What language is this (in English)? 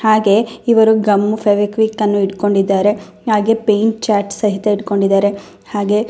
Kannada